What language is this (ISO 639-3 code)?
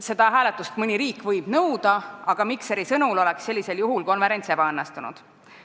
est